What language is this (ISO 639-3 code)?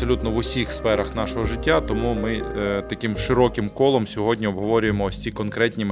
ukr